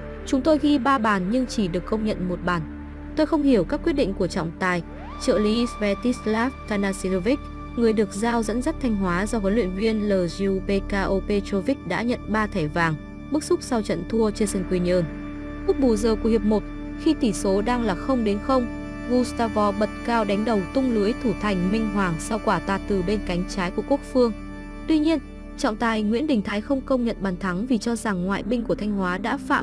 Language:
Vietnamese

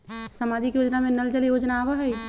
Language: Magahi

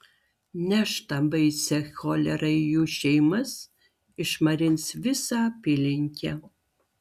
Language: Lithuanian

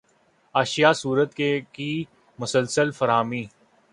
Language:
Urdu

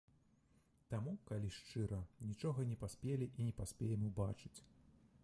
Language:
Belarusian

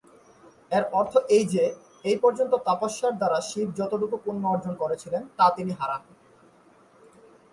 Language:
Bangla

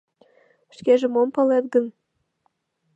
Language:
Mari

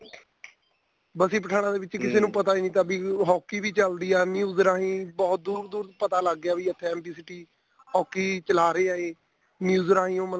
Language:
Punjabi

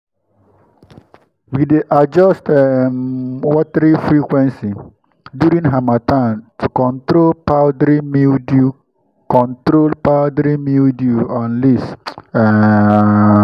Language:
Nigerian Pidgin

